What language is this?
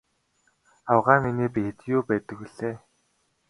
Mongolian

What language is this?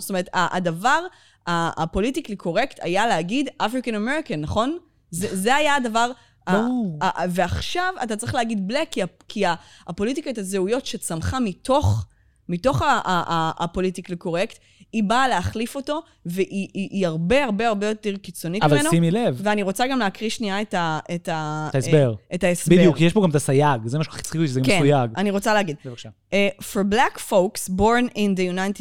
Hebrew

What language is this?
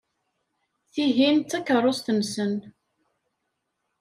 Kabyle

